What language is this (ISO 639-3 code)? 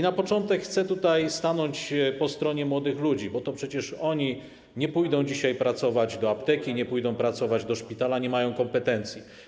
pol